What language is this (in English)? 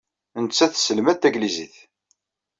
Kabyle